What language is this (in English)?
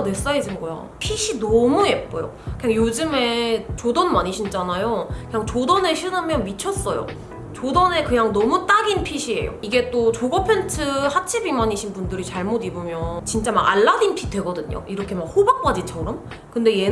Korean